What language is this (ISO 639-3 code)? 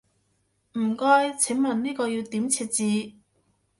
yue